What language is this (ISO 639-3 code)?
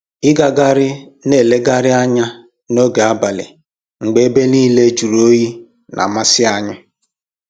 ibo